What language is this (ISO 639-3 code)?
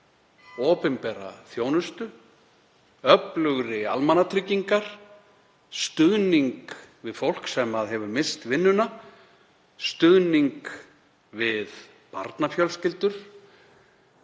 isl